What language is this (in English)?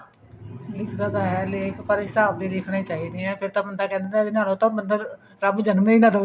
Punjabi